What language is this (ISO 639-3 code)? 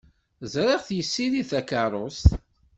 kab